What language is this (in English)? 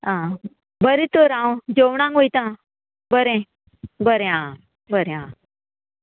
Konkani